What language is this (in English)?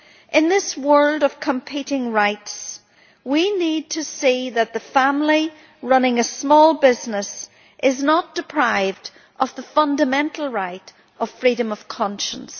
English